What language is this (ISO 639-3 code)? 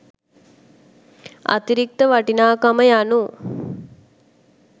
sin